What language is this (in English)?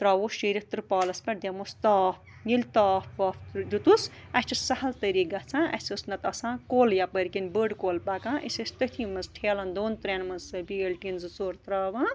Kashmiri